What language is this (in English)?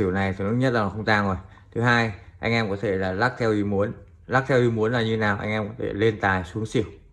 Vietnamese